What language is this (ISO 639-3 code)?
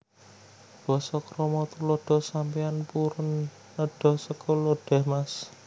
jav